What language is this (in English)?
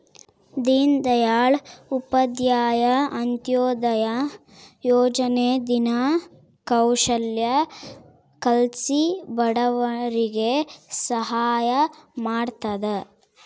Kannada